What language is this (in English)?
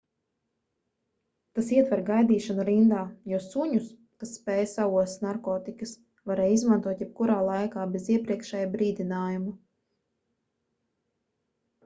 Latvian